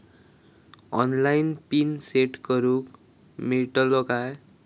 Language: Marathi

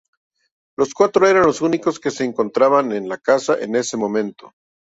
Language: Spanish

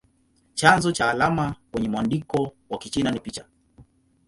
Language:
Swahili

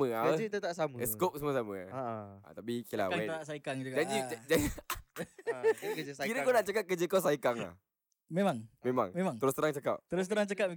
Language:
Malay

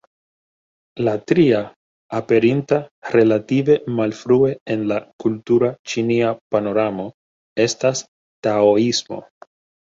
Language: Esperanto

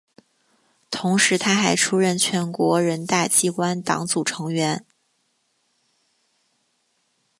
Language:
Chinese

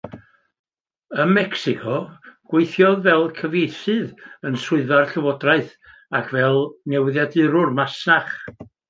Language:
Welsh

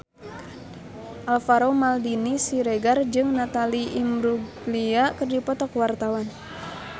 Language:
Sundanese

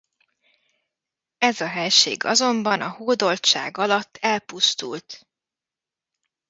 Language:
Hungarian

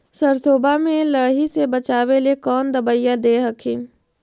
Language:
Magahi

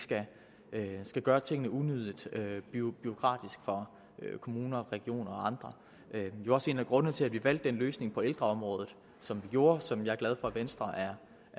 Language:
Danish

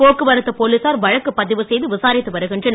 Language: Tamil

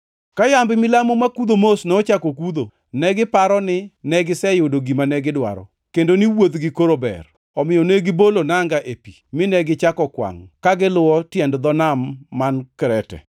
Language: Luo (Kenya and Tanzania)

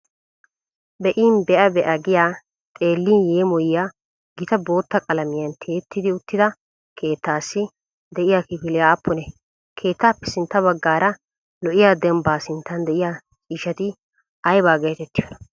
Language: Wolaytta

